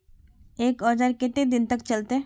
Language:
Magahi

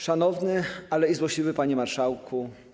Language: Polish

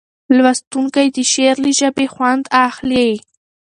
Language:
Pashto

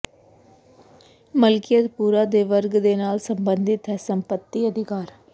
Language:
Punjabi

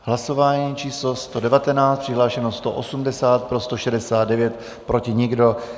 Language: Czech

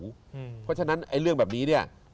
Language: Thai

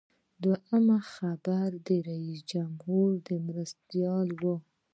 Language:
Pashto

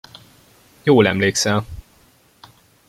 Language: Hungarian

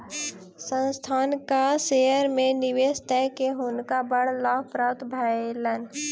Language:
Maithili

